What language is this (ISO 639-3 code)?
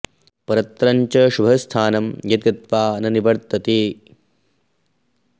san